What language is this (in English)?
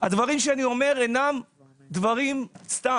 Hebrew